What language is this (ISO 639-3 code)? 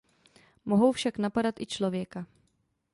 ces